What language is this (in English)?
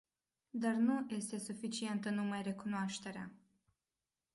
Romanian